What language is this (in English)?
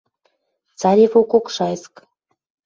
Western Mari